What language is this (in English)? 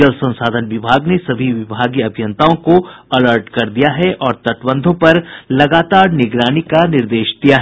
Hindi